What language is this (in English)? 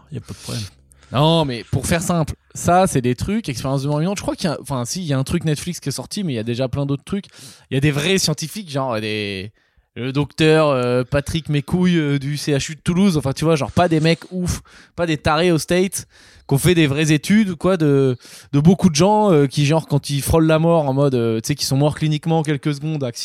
French